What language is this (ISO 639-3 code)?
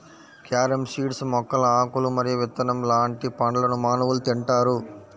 tel